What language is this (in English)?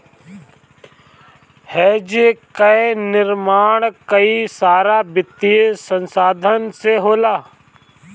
Bhojpuri